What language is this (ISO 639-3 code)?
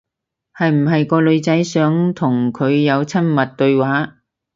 yue